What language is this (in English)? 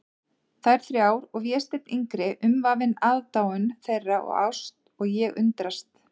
Icelandic